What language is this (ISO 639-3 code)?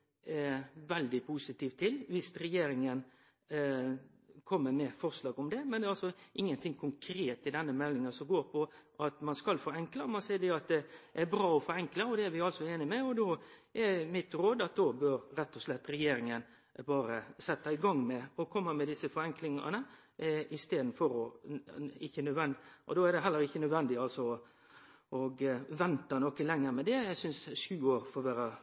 nno